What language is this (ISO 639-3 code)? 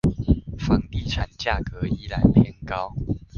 zho